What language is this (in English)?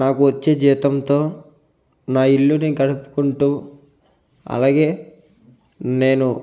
Telugu